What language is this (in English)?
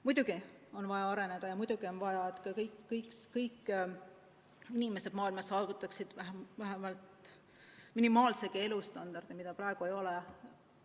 Estonian